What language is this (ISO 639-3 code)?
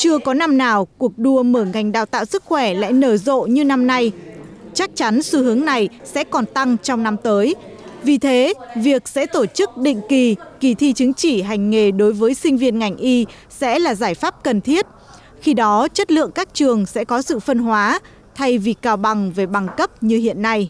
vie